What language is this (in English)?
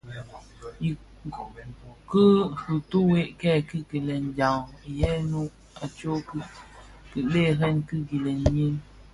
Bafia